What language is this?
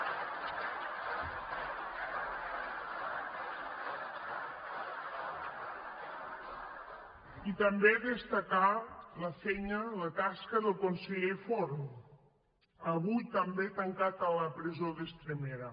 Catalan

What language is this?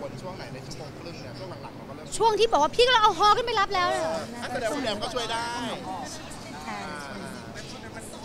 Thai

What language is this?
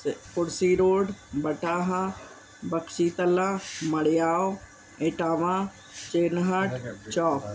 Sindhi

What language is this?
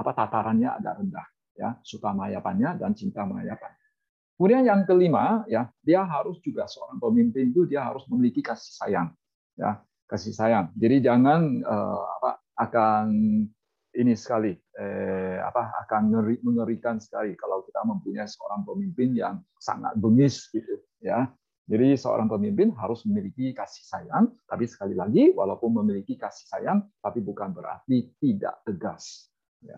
Indonesian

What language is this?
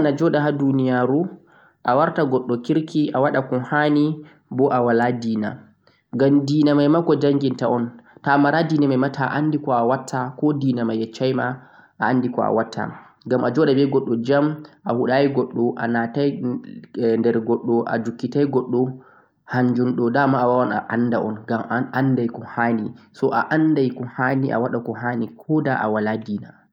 Central-Eastern Niger Fulfulde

